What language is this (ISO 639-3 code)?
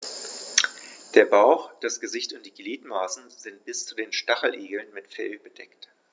deu